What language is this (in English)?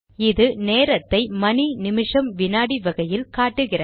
Tamil